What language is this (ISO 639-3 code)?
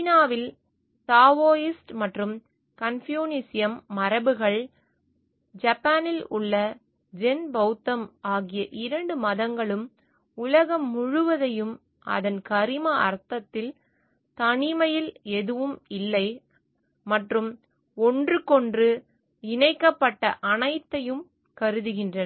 tam